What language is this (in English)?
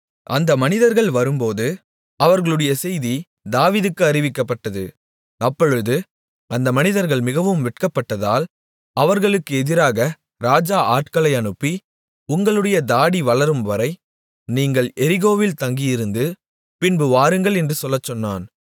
Tamil